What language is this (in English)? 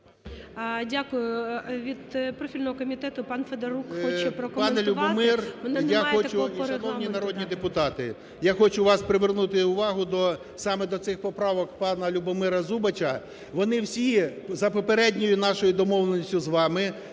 Ukrainian